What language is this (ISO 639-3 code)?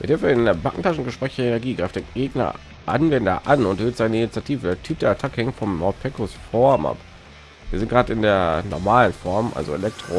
deu